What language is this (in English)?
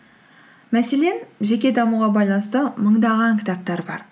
Kazakh